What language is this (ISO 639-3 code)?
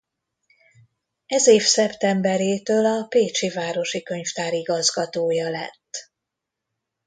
hun